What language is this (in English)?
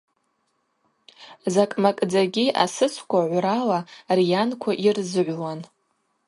Abaza